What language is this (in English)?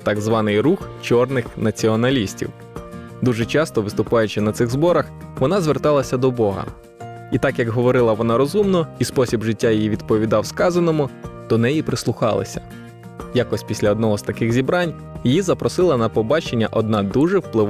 Ukrainian